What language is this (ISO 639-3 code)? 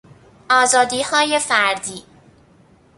fas